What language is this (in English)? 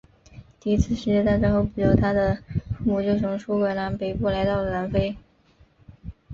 Chinese